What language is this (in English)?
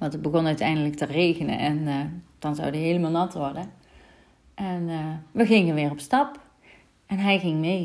Dutch